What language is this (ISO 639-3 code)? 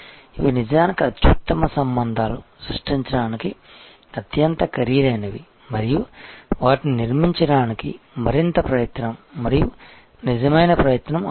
tel